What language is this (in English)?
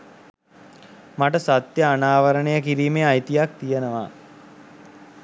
Sinhala